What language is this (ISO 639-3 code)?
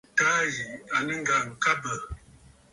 bfd